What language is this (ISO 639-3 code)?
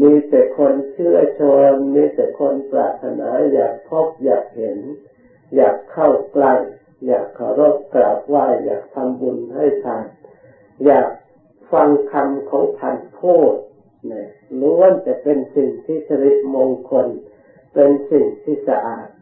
tha